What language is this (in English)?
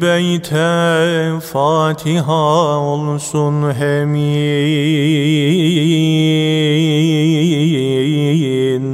Turkish